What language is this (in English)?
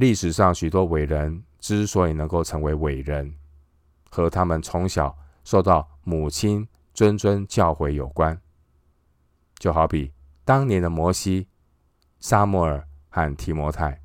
Chinese